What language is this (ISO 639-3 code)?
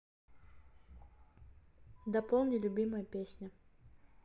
rus